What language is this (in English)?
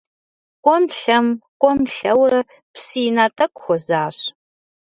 Kabardian